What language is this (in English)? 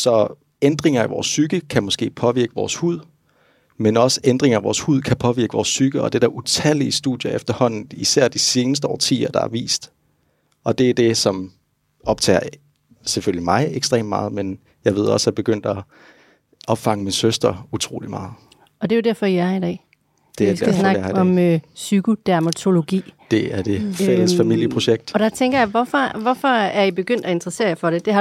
Danish